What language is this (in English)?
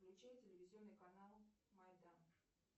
Russian